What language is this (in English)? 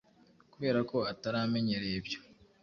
Kinyarwanda